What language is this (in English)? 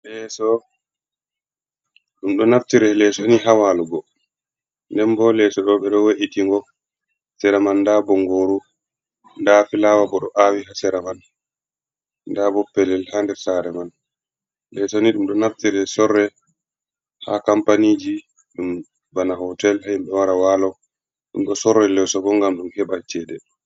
Fula